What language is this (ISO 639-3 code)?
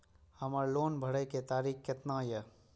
mai